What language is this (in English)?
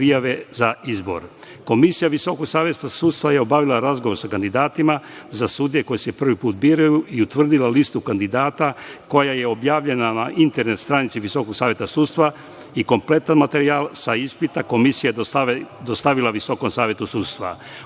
Serbian